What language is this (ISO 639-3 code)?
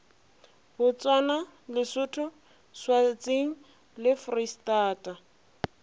nso